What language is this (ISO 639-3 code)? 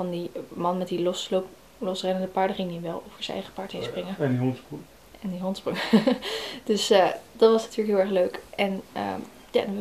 nld